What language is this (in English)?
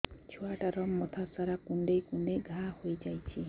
Odia